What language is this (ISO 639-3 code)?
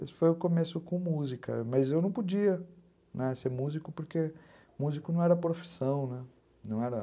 por